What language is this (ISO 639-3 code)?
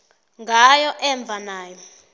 nbl